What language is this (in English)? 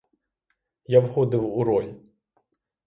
Ukrainian